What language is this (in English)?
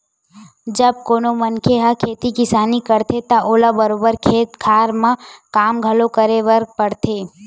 Chhattisgarhi